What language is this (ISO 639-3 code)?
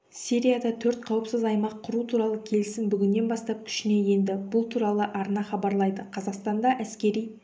kaz